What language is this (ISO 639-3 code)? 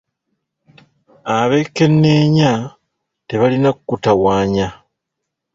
lug